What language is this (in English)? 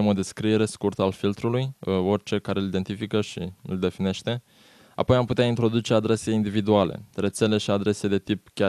Romanian